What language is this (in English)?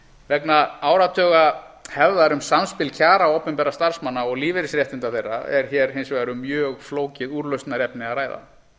Icelandic